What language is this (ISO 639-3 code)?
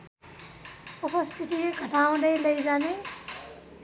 nep